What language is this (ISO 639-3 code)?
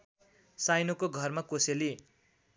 nep